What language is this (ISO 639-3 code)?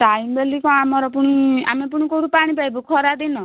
ori